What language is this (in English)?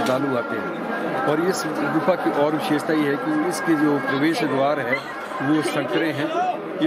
Hindi